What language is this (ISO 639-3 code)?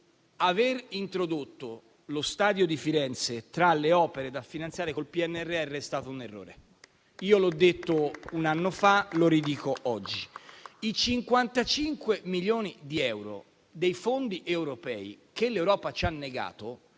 ita